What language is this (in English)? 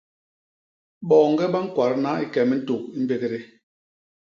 Basaa